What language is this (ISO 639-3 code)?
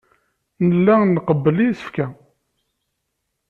kab